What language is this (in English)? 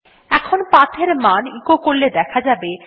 Bangla